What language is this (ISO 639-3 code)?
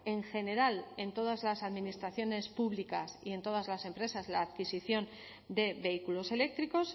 spa